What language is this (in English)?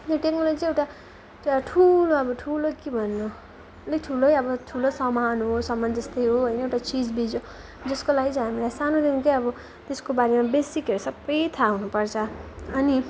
Nepali